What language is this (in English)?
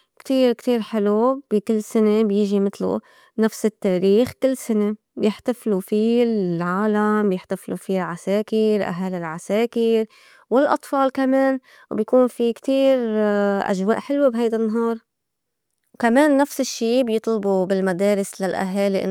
North Levantine Arabic